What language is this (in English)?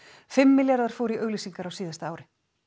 Icelandic